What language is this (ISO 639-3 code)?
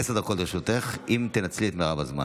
heb